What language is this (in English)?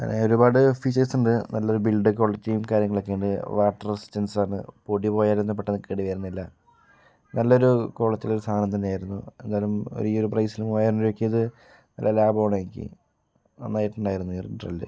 Malayalam